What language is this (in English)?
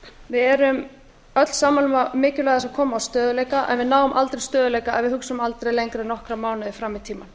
Icelandic